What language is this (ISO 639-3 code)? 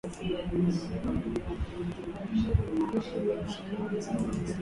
swa